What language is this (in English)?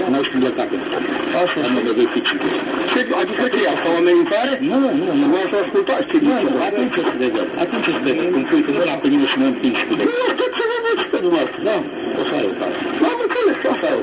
Romanian